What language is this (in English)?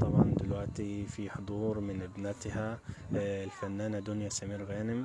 Arabic